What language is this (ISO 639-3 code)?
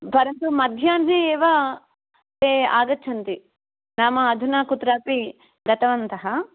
san